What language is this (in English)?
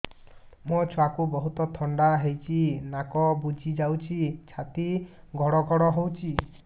Odia